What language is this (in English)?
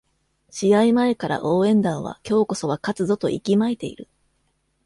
Japanese